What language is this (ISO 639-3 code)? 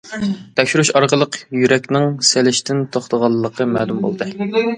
uig